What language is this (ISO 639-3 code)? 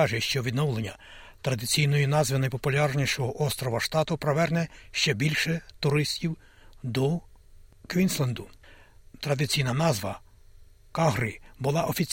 ukr